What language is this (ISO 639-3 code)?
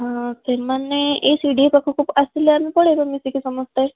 ori